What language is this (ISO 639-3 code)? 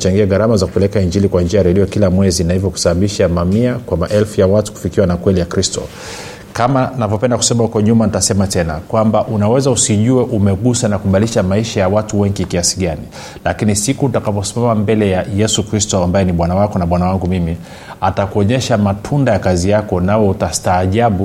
swa